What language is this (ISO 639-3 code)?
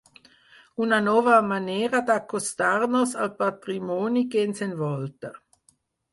cat